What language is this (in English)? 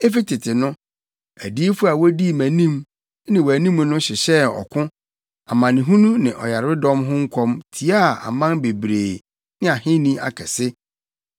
Akan